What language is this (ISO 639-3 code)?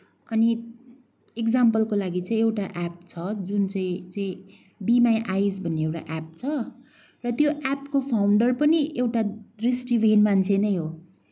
nep